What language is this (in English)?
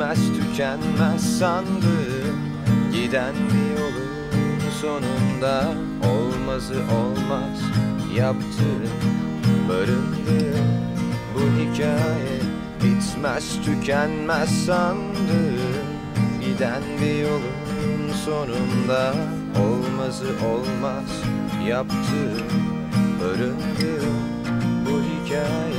Turkish